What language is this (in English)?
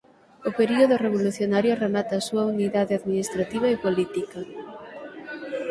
Galician